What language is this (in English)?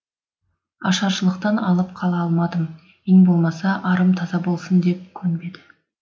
Kazakh